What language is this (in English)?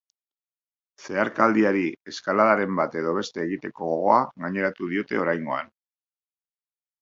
Basque